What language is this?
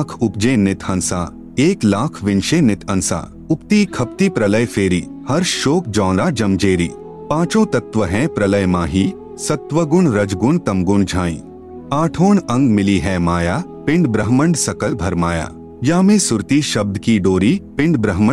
Hindi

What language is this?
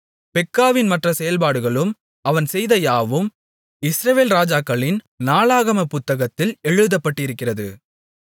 Tamil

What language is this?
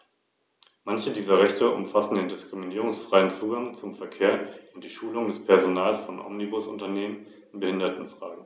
German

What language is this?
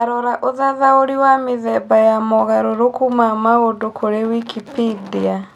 Kikuyu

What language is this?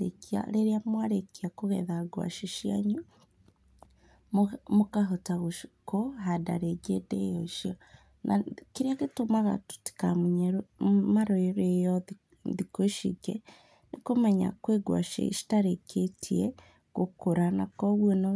Kikuyu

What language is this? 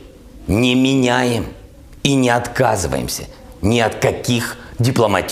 Ukrainian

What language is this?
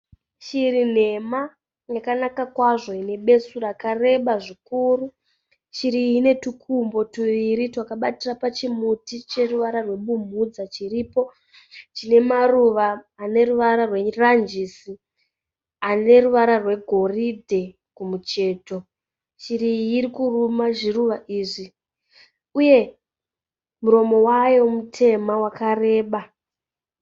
Shona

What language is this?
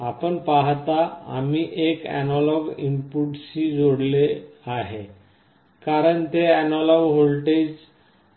Marathi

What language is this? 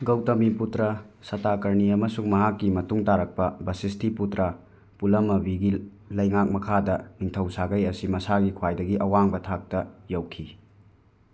Manipuri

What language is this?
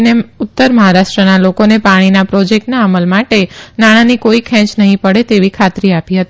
Gujarati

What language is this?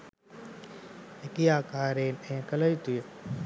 Sinhala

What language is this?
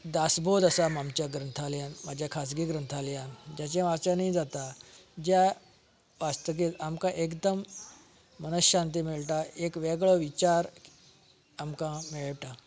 Konkani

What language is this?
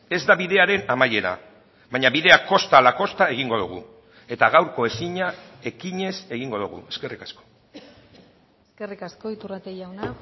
Basque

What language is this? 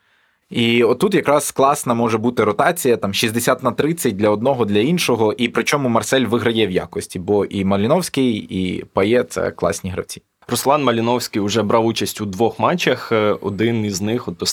Ukrainian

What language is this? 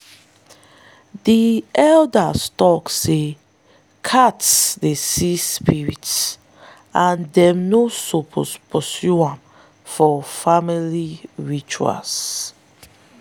Nigerian Pidgin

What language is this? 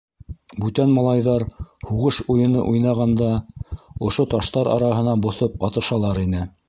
Bashkir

